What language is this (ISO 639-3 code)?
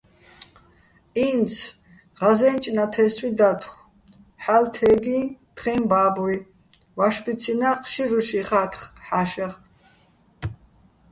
bbl